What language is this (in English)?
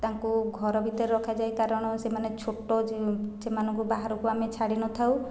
Odia